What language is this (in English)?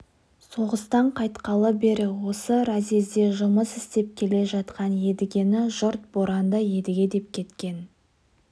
Kazakh